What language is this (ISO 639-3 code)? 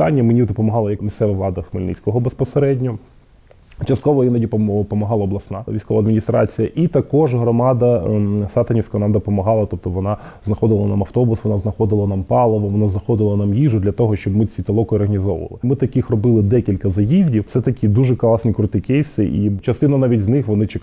ukr